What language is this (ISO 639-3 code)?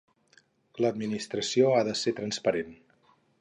cat